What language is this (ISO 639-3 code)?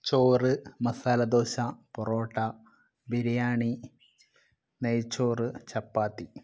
mal